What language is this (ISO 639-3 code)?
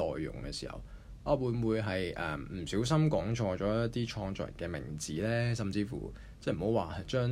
zho